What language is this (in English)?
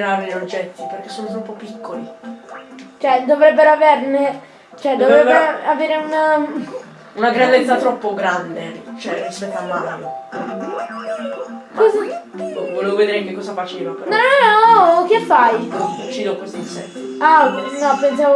Italian